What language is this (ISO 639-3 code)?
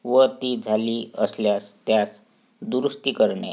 mar